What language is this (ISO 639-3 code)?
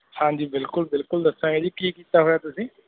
pan